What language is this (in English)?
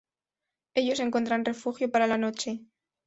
Spanish